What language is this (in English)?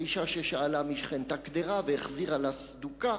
Hebrew